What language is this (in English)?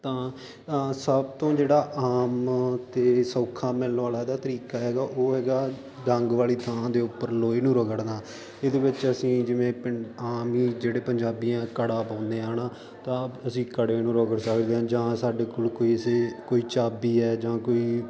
Punjabi